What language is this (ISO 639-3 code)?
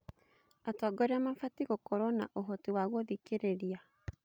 kik